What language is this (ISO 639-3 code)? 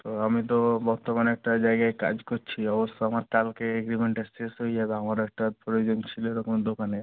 ben